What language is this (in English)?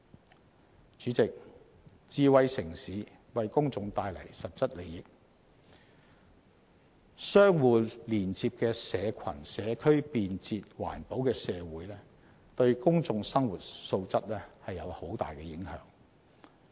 Cantonese